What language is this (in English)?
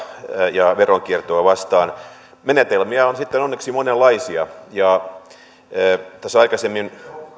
Finnish